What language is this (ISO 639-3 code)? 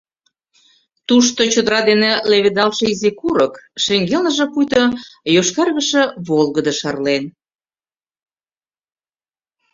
chm